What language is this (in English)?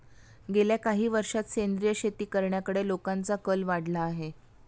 Marathi